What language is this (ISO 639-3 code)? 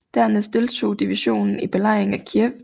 dan